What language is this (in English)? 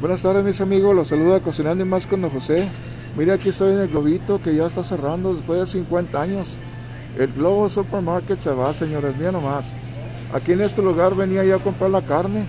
Spanish